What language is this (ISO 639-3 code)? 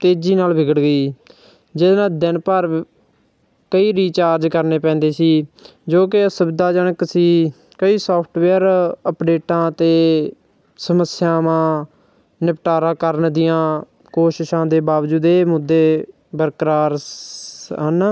pan